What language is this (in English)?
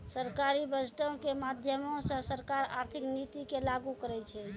Maithili